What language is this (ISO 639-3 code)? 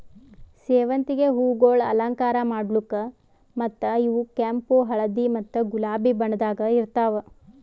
kan